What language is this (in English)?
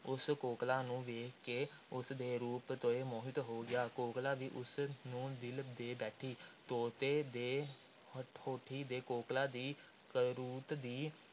Punjabi